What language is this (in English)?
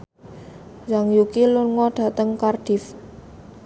Javanese